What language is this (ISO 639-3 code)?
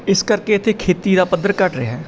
pan